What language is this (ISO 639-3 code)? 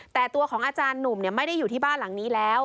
tha